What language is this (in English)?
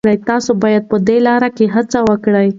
Pashto